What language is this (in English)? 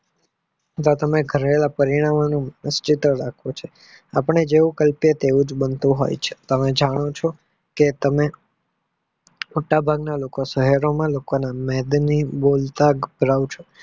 Gujarati